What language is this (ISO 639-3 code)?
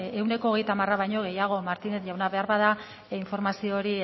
eus